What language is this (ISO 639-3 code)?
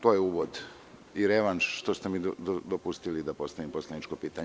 srp